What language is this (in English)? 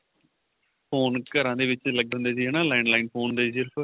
Punjabi